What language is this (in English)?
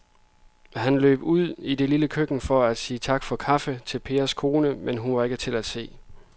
Danish